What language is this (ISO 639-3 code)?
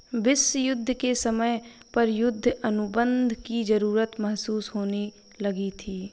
hin